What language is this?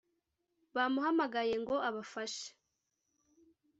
Kinyarwanda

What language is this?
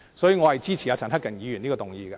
Cantonese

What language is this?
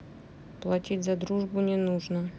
Russian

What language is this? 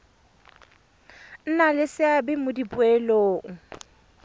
Tswana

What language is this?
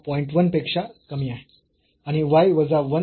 Marathi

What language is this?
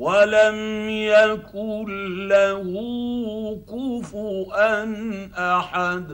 Arabic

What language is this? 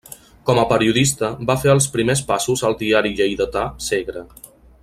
Catalan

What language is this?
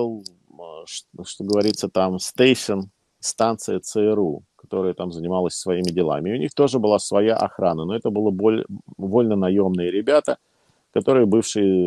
Russian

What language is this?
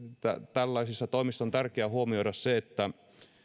Finnish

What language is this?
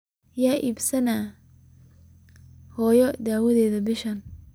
Somali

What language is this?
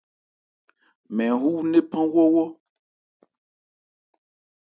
Ebrié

